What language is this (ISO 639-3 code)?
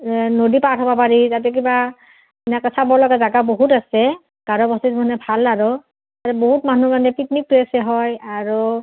asm